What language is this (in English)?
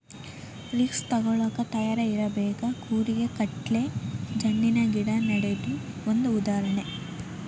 Kannada